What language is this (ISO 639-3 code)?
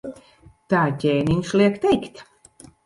lav